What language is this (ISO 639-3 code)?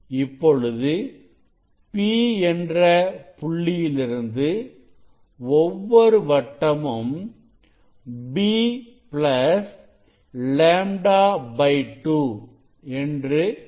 tam